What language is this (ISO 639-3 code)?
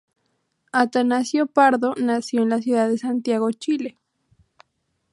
spa